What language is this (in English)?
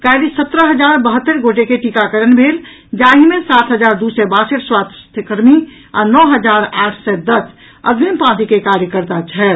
Maithili